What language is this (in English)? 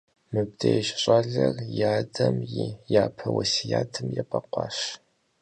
Kabardian